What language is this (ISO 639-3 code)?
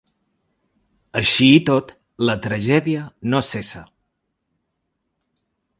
cat